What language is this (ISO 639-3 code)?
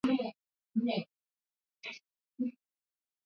swa